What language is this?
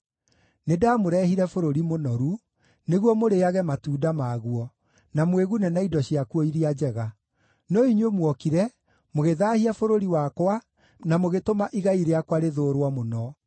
Kikuyu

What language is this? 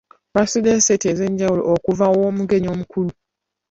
Ganda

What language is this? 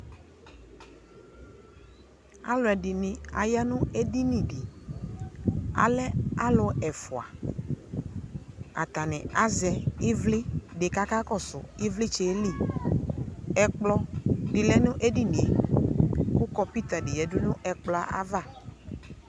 Ikposo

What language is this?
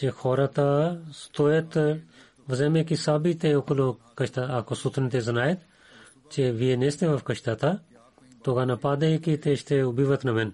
Bulgarian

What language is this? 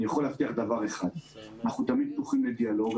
Hebrew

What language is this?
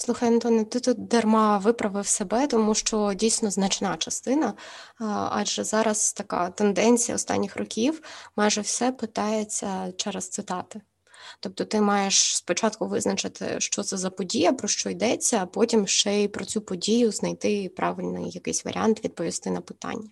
Ukrainian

